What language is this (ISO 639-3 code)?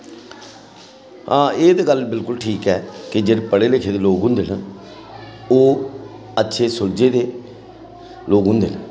doi